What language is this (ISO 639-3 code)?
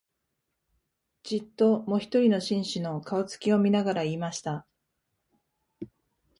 jpn